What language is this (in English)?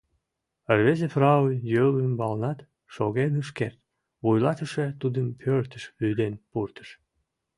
Mari